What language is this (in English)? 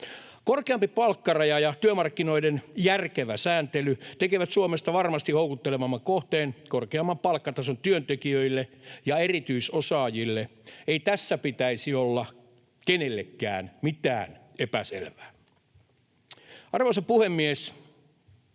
Finnish